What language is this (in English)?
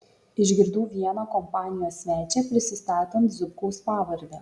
Lithuanian